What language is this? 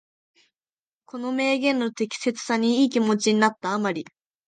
Japanese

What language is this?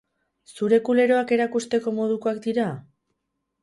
Basque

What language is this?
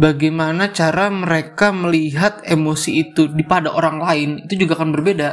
Indonesian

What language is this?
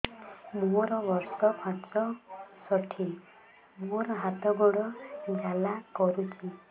Odia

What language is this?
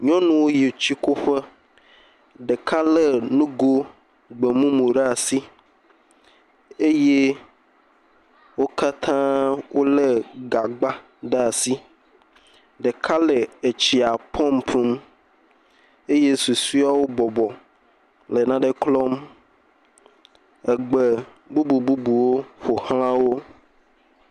Ewe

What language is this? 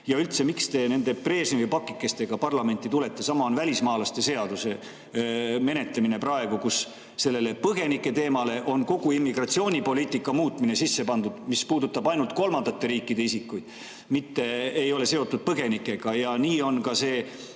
Estonian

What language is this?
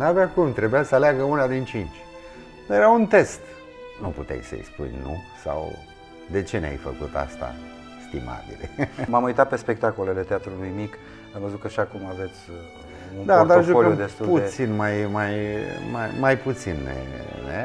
Romanian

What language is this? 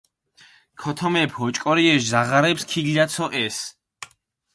Mingrelian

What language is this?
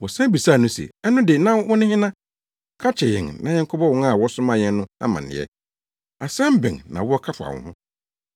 Akan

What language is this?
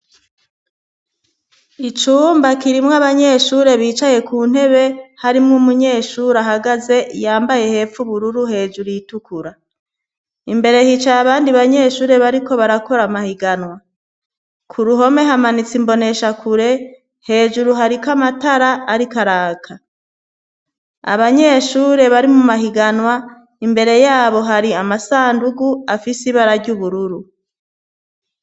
Rundi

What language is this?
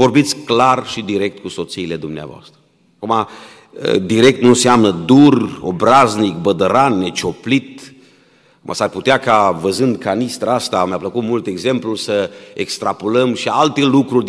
Romanian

